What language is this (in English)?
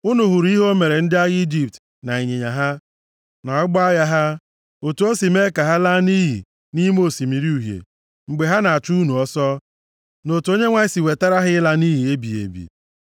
Igbo